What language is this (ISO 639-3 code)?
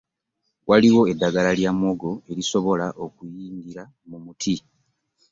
lug